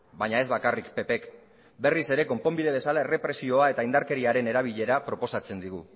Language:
Basque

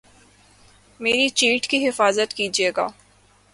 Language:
Urdu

